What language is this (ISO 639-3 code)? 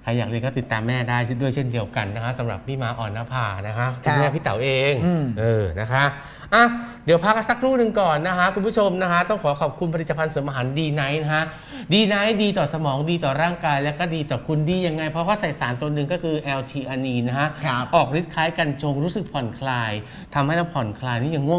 tha